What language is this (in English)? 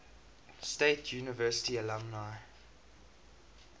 English